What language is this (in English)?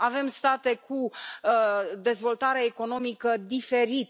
Romanian